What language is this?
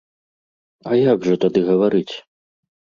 Belarusian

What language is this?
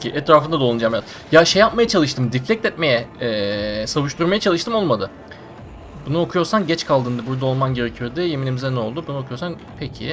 Turkish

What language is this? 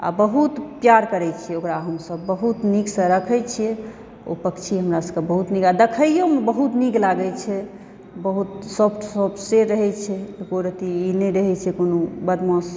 Maithili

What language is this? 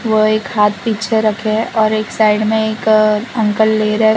Hindi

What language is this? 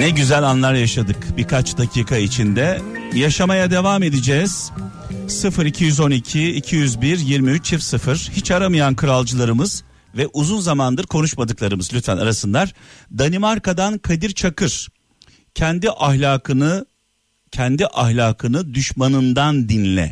Turkish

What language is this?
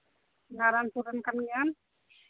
Santali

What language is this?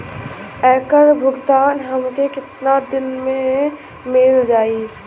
Bhojpuri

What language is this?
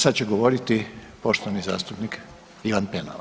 Croatian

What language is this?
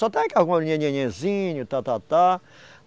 Portuguese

